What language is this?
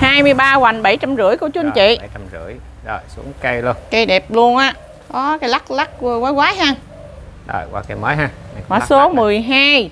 Vietnamese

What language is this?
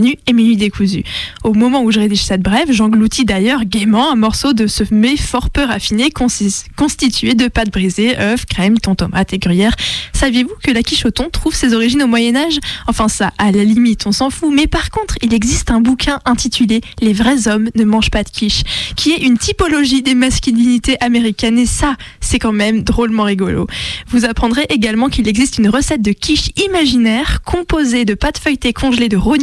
French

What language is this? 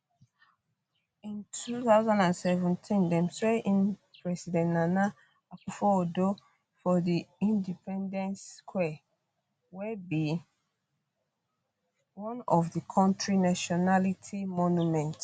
Nigerian Pidgin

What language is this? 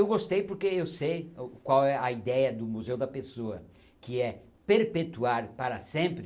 Portuguese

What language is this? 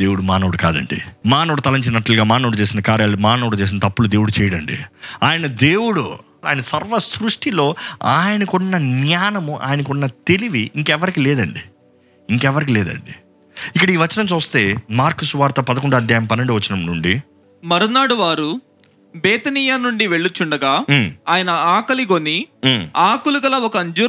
Telugu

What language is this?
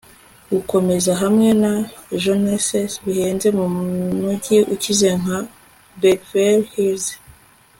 Kinyarwanda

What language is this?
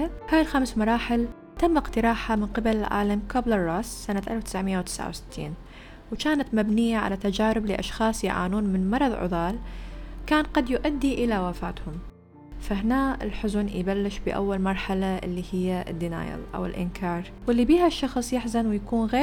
Arabic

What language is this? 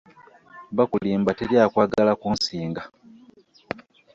Ganda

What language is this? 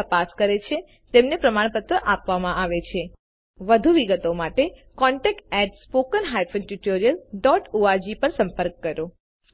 Gujarati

